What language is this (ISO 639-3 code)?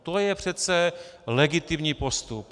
ces